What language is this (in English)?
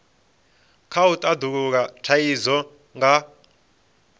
Venda